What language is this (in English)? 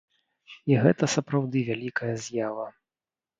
Belarusian